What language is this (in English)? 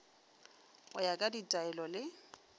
Northern Sotho